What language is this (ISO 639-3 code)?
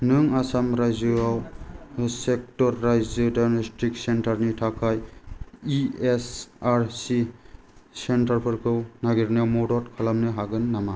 brx